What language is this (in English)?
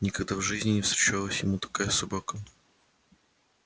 Russian